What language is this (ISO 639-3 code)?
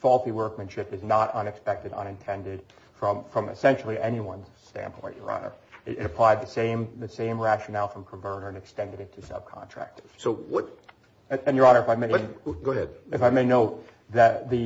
eng